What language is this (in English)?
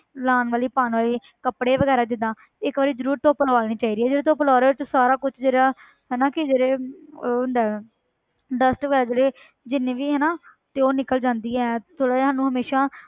Punjabi